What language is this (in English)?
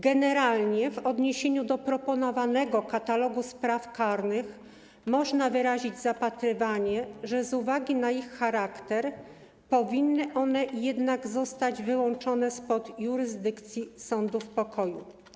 Polish